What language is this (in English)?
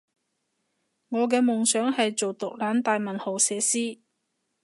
Cantonese